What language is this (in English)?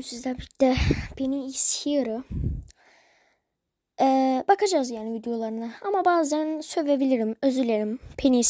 Turkish